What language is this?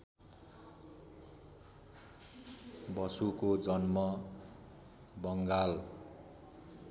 Nepali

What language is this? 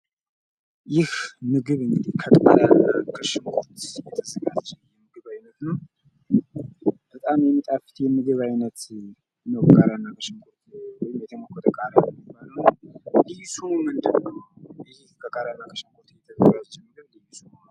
Amharic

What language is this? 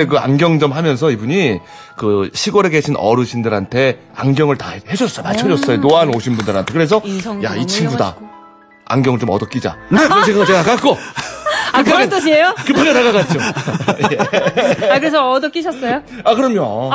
Korean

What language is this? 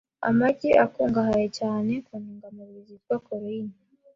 Kinyarwanda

